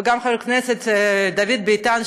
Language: Hebrew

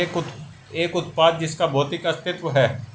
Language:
Hindi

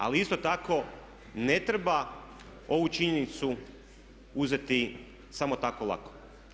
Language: Croatian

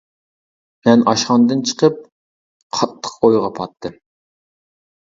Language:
Uyghur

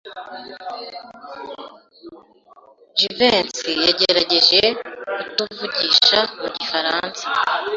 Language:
Kinyarwanda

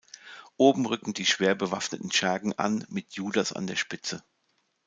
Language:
German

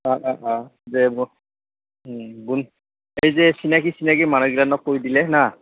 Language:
Assamese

